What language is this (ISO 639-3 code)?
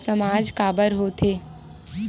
hne